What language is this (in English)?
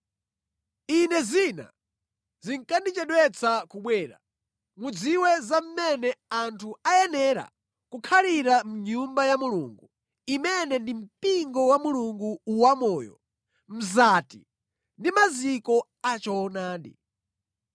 Nyanja